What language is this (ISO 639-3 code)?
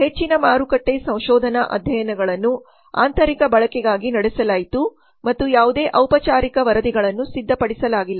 kan